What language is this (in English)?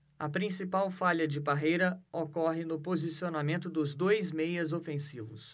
Portuguese